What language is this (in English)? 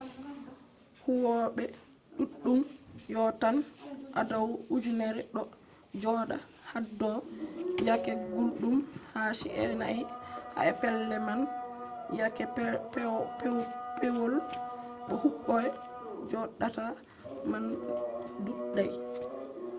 Fula